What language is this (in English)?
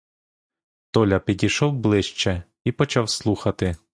Ukrainian